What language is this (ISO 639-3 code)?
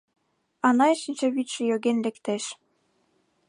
chm